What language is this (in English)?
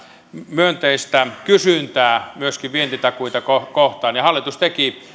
Finnish